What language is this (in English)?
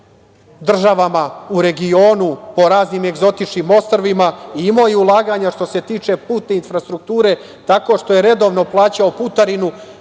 Serbian